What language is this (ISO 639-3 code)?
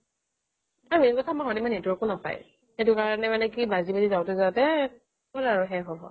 asm